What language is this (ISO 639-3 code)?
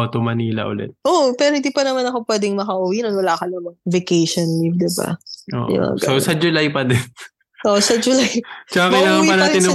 fil